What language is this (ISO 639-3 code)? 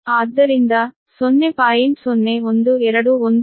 kan